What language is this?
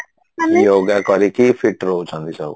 Odia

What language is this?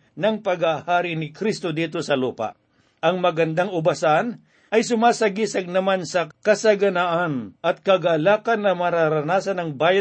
Filipino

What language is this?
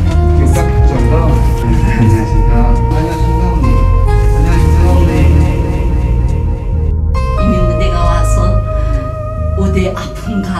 Korean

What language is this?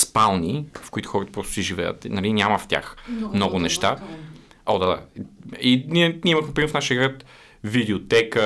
Bulgarian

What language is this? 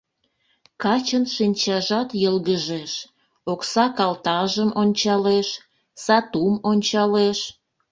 Mari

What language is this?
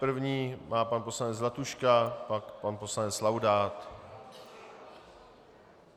Czech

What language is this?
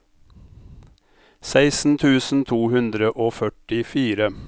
Norwegian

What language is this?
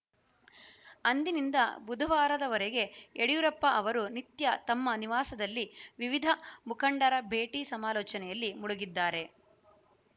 Kannada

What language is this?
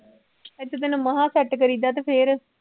Punjabi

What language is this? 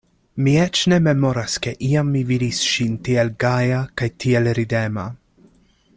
Esperanto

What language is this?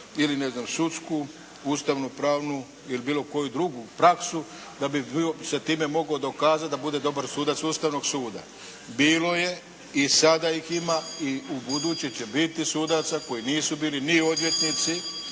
Croatian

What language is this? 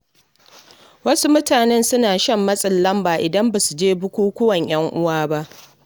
Hausa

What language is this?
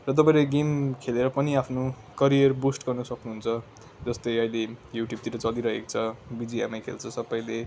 Nepali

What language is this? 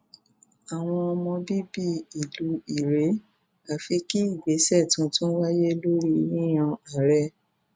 Yoruba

